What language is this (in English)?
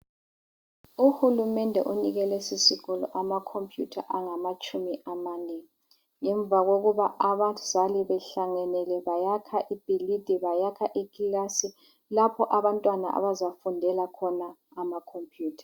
North Ndebele